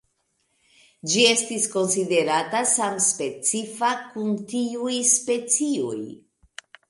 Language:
Esperanto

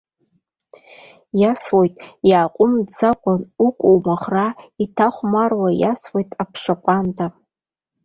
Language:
Abkhazian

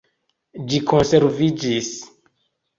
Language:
Esperanto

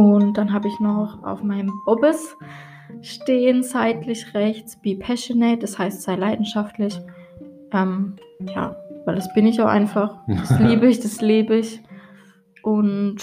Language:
German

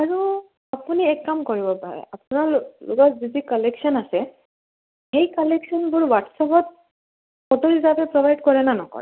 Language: Assamese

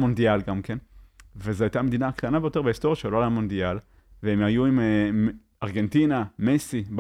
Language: Hebrew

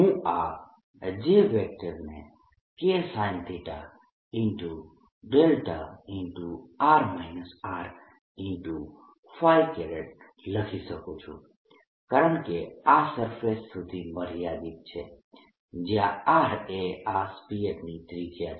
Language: Gujarati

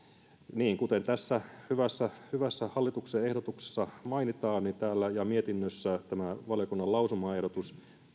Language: Finnish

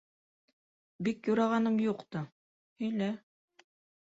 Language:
Bashkir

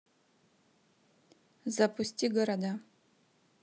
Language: Russian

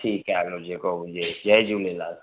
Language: Sindhi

